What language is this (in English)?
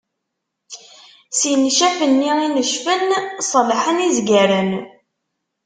Kabyle